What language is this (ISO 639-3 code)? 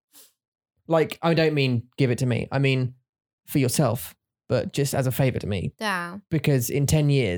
eng